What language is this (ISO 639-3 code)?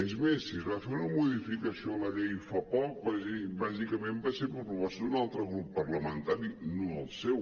cat